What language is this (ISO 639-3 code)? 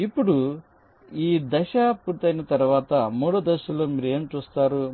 tel